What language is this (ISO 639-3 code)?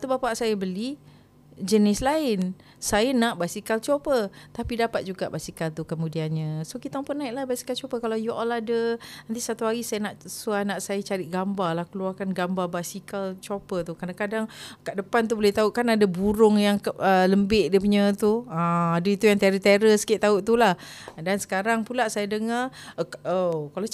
msa